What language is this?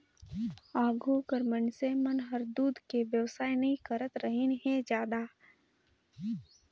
Chhattisgarhi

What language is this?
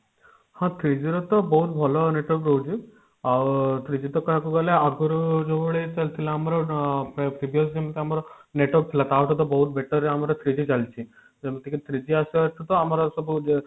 Odia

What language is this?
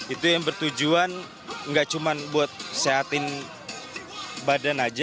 Indonesian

